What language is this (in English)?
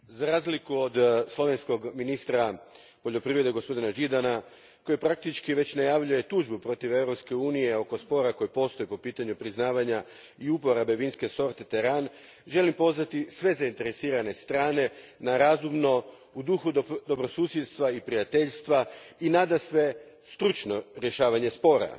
Croatian